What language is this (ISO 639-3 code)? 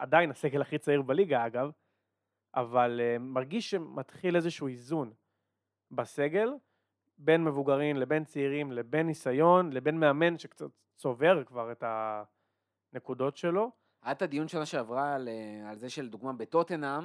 heb